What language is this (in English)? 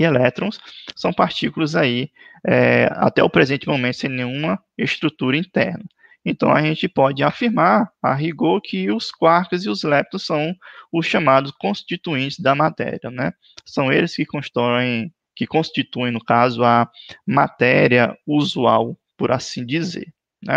Portuguese